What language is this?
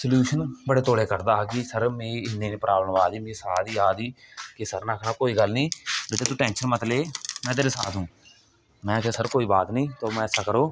Dogri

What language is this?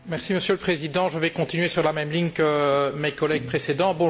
French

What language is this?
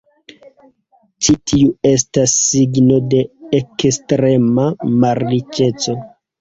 Esperanto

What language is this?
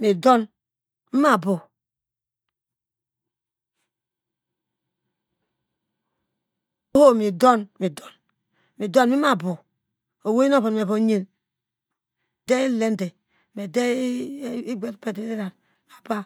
Degema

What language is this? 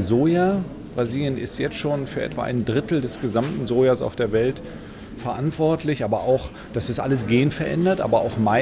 German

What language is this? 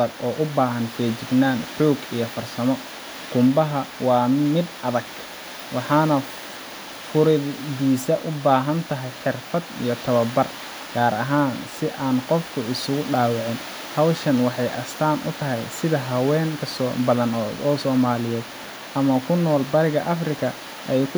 Somali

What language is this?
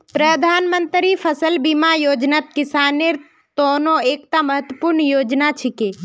Magahi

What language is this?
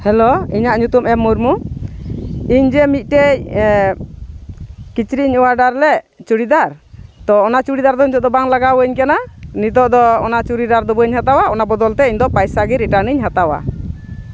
Santali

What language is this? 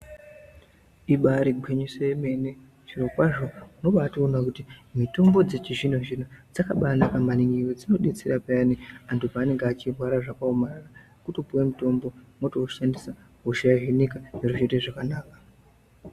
Ndau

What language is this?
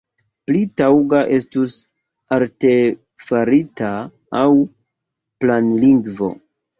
Esperanto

